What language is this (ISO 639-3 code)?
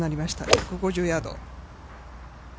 jpn